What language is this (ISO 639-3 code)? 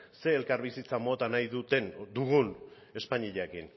eus